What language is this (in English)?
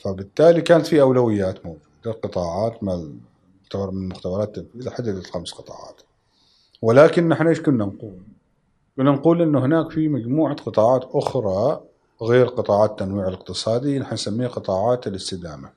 Arabic